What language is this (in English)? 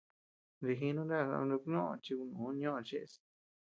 Tepeuxila Cuicatec